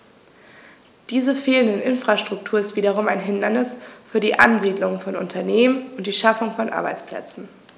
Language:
German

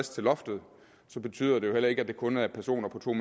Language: Danish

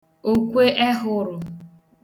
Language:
Igbo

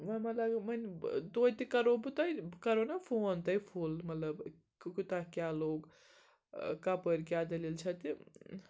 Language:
Kashmiri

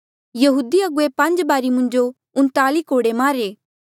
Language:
Mandeali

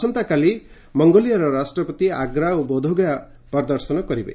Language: Odia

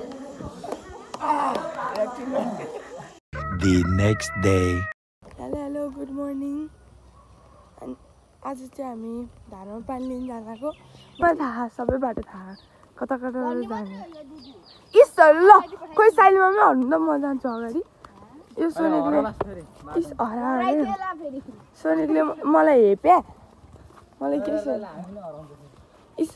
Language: Hindi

